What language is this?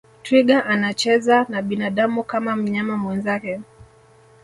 Swahili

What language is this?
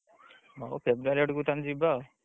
Odia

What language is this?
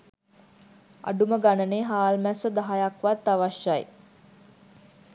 Sinhala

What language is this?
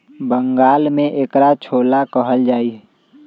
Magahi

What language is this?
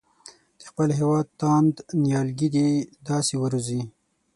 Pashto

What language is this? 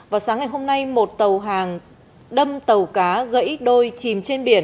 Vietnamese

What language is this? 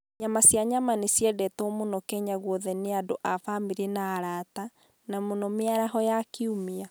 Kikuyu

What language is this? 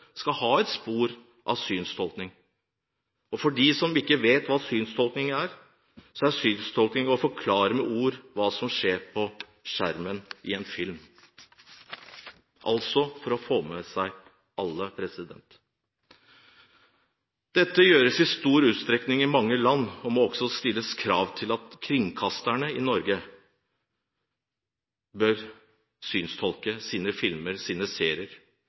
Norwegian Bokmål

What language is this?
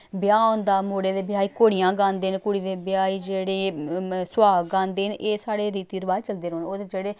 Dogri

